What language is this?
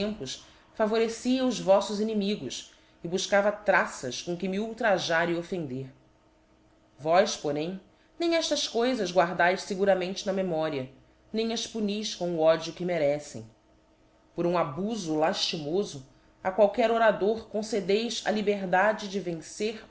Portuguese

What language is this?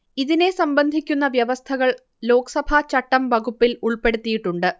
Malayalam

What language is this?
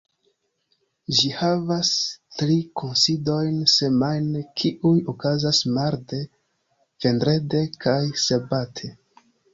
Esperanto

